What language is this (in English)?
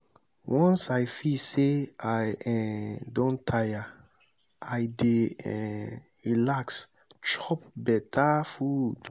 Nigerian Pidgin